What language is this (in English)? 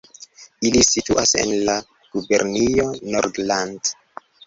Esperanto